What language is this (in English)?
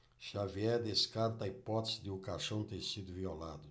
Portuguese